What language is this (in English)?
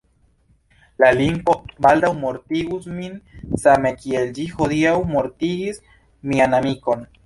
Esperanto